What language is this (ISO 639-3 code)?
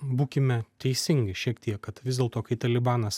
lit